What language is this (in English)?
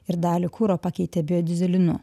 Lithuanian